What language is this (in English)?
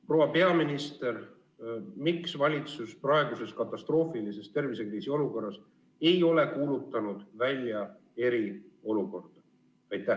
Estonian